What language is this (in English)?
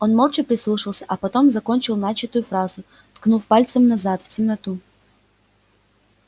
Russian